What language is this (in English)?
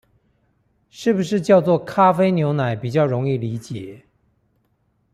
Chinese